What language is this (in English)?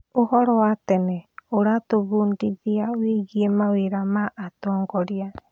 Kikuyu